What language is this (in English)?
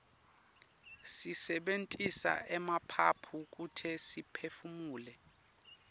Swati